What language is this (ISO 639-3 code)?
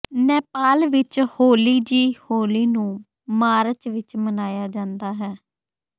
pan